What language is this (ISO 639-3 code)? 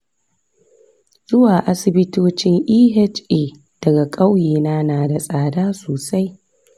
hau